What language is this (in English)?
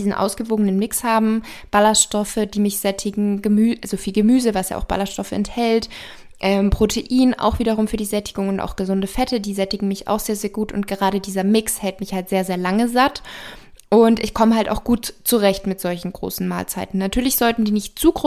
German